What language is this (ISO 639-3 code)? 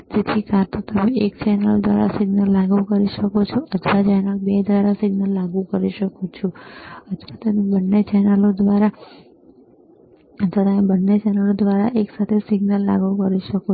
guj